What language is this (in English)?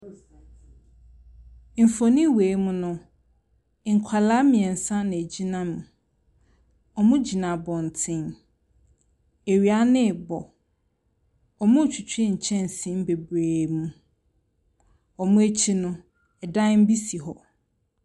Akan